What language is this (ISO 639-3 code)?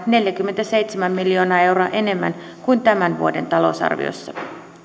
fin